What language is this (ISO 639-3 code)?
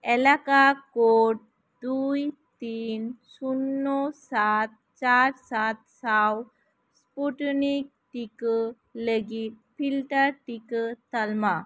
sat